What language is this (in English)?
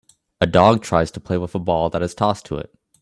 English